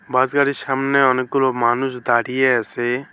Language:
Bangla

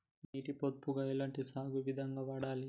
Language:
Telugu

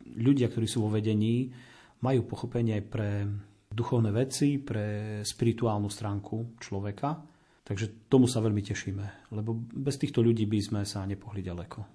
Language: Slovak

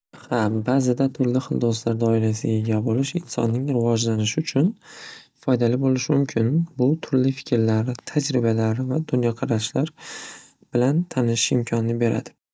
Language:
Uzbek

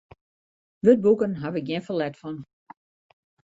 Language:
Western Frisian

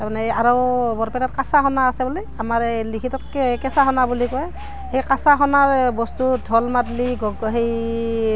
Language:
Assamese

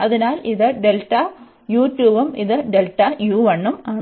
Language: Malayalam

